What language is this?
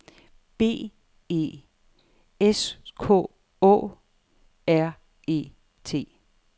Danish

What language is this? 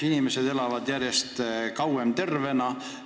Estonian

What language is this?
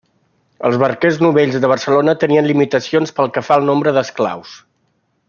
Catalan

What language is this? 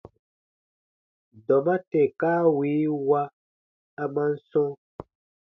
Baatonum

